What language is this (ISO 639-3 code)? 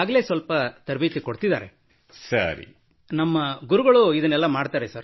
kan